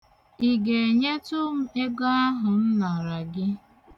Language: Igbo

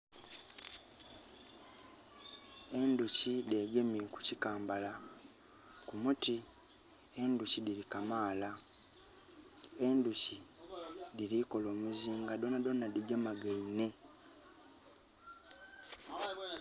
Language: Soga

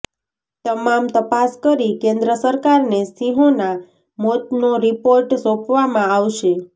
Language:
Gujarati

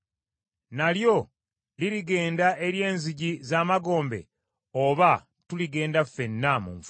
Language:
Ganda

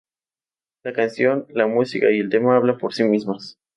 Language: Spanish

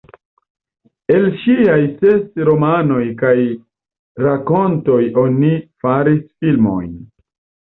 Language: Esperanto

